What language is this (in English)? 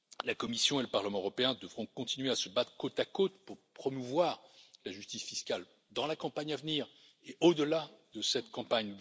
French